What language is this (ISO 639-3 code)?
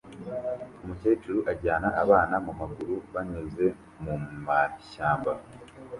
kin